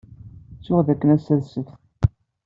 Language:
Kabyle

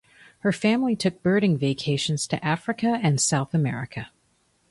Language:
English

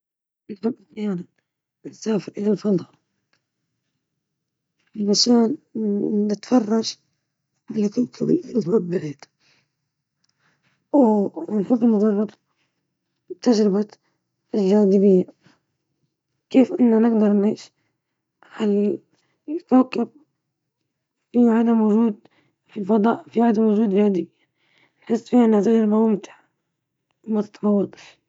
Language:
Libyan Arabic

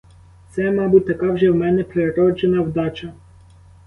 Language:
Ukrainian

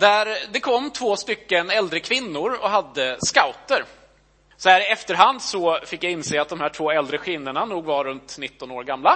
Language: Swedish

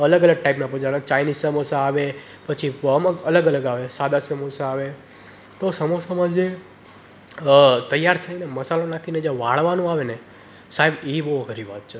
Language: Gujarati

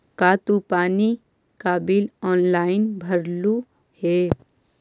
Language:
Magahi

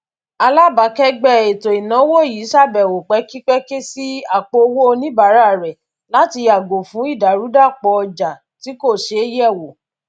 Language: Yoruba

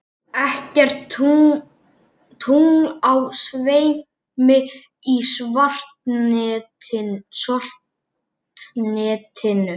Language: Icelandic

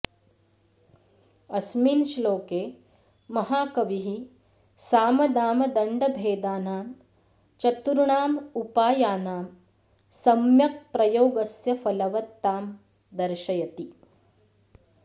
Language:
Sanskrit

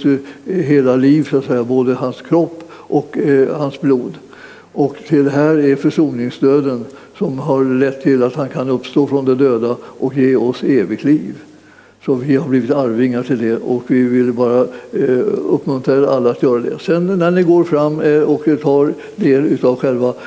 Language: Swedish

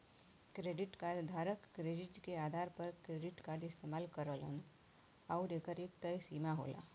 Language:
Bhojpuri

